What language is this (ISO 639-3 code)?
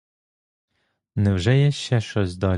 ukr